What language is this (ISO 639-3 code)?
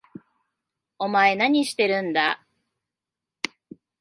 jpn